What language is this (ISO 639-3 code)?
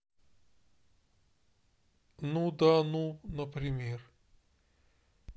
rus